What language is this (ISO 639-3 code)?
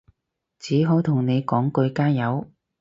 yue